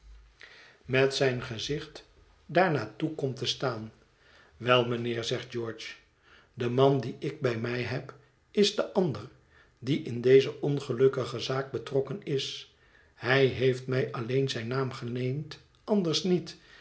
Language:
Dutch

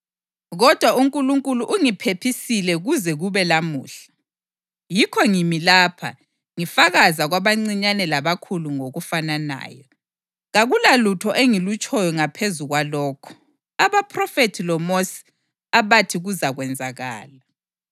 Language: North Ndebele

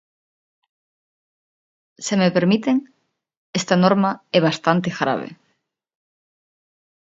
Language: Galician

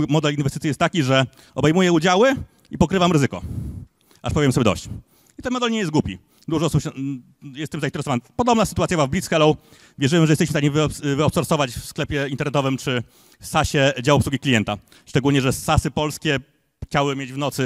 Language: Polish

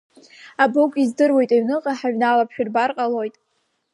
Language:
Abkhazian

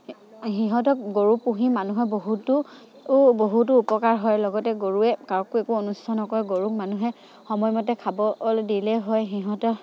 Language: Assamese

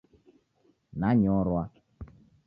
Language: Taita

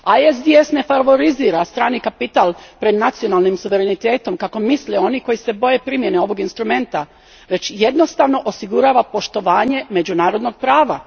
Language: Croatian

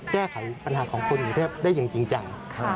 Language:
Thai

